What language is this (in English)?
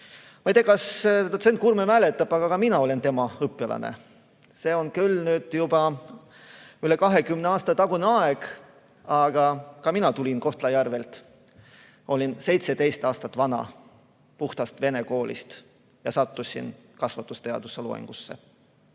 Estonian